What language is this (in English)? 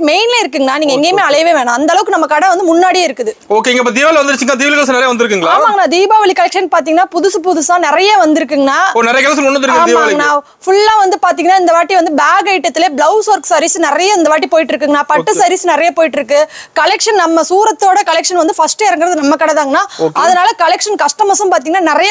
Tamil